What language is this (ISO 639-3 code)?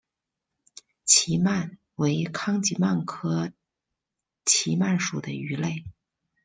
zho